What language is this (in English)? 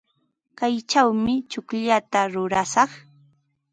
Ambo-Pasco Quechua